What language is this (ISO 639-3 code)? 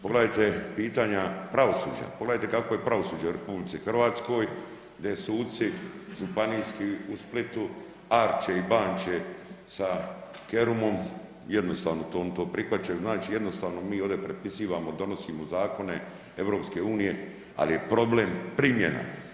hrv